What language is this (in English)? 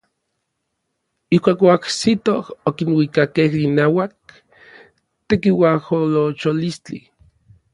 Orizaba Nahuatl